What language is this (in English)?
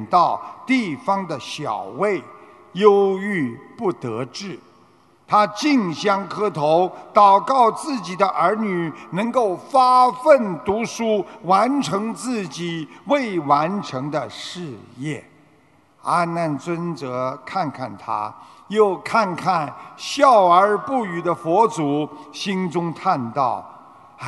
Chinese